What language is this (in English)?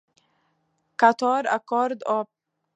French